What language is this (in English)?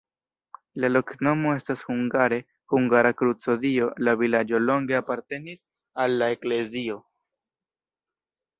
Esperanto